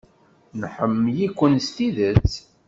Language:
Kabyle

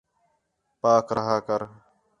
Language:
Khetrani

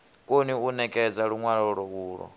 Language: Venda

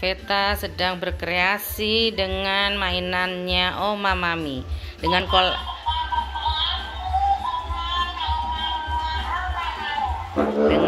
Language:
Indonesian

